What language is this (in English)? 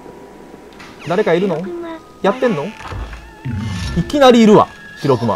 Japanese